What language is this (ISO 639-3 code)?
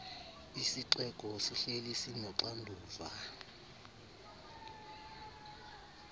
xho